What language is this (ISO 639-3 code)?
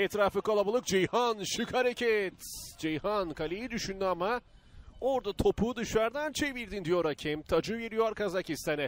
tur